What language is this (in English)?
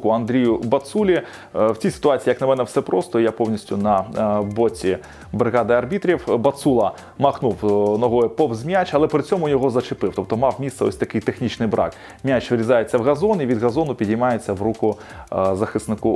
Ukrainian